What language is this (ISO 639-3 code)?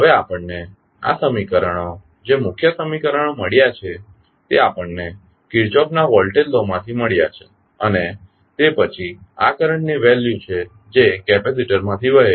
guj